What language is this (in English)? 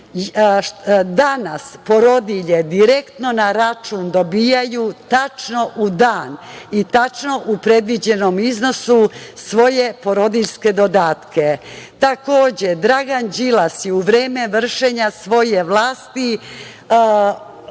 Serbian